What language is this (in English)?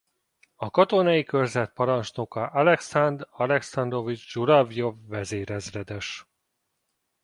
Hungarian